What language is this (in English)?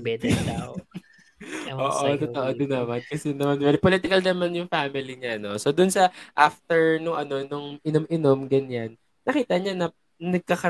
Filipino